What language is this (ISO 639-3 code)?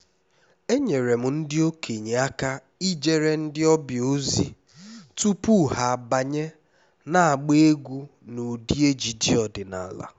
ibo